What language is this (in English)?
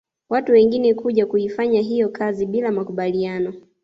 Swahili